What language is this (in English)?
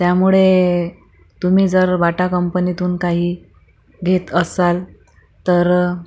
Marathi